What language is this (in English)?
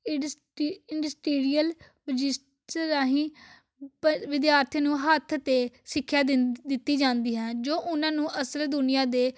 Punjabi